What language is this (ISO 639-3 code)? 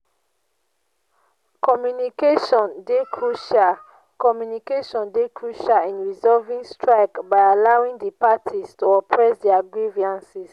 pcm